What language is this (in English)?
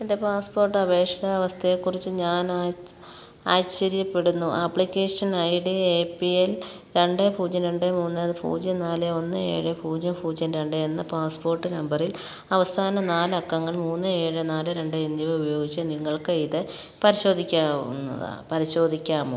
Malayalam